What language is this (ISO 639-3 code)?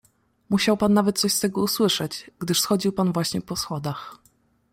pol